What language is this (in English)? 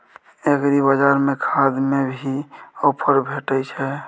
Maithili